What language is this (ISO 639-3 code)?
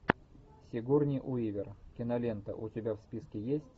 rus